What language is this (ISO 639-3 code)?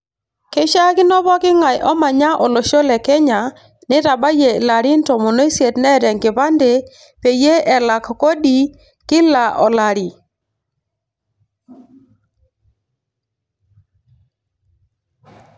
mas